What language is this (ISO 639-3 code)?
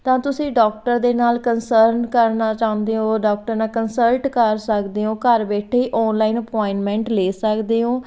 pan